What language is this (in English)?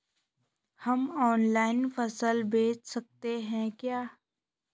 Hindi